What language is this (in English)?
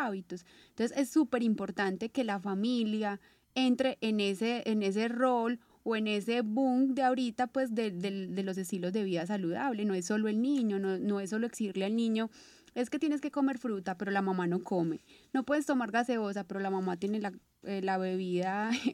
Spanish